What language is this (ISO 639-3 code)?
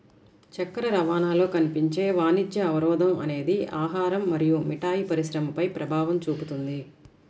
tel